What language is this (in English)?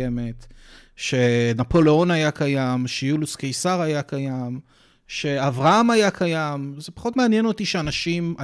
Hebrew